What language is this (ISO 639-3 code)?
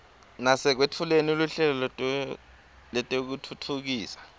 ssw